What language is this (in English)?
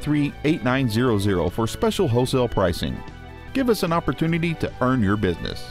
English